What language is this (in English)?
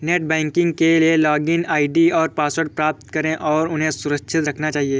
Hindi